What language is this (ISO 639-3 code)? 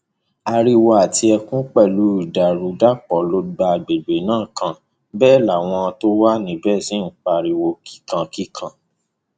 yor